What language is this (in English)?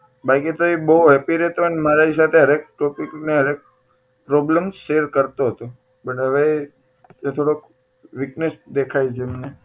Gujarati